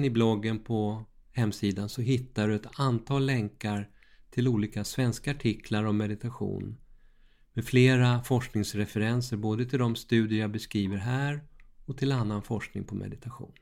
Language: Swedish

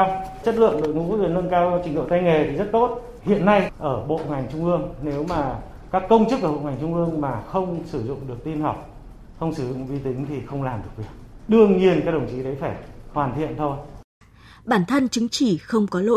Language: Vietnamese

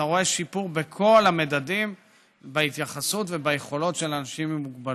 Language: Hebrew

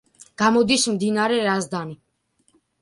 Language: Georgian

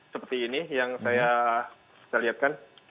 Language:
Indonesian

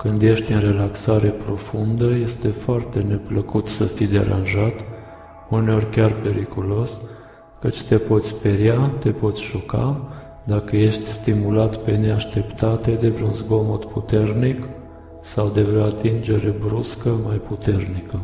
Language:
Romanian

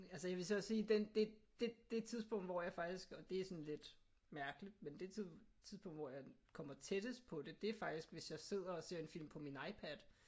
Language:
Danish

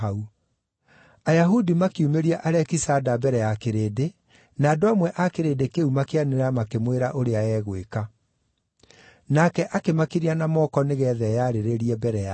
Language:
Kikuyu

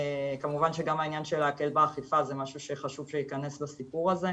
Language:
Hebrew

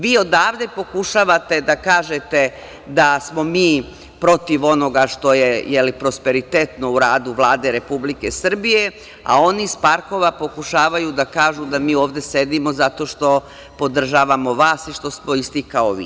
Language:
Serbian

